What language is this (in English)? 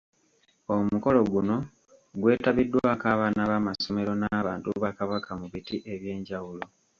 Ganda